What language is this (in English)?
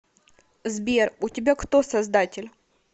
Russian